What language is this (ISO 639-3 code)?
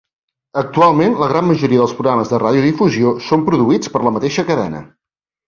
cat